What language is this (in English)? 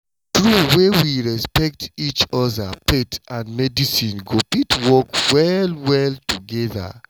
Nigerian Pidgin